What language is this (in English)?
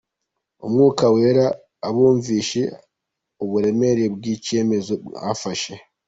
Kinyarwanda